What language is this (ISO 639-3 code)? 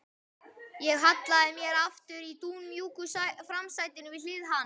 isl